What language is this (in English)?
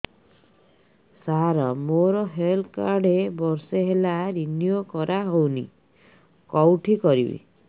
Odia